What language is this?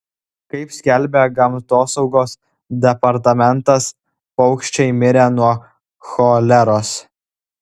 Lithuanian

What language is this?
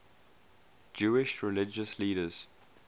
English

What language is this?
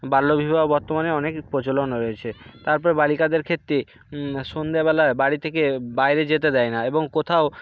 Bangla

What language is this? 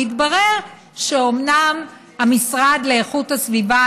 Hebrew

